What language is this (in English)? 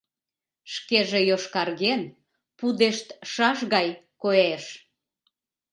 Mari